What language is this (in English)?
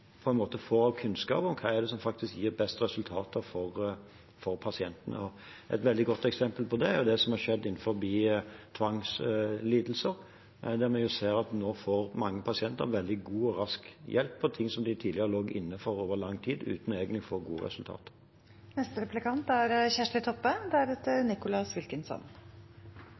Norwegian